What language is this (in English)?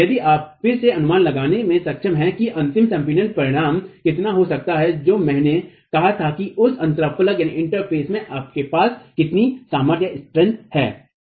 Hindi